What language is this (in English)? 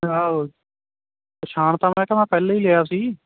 Punjabi